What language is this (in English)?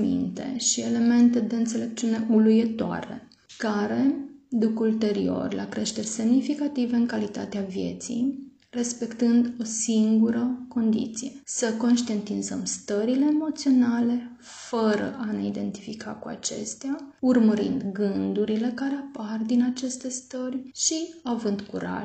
Romanian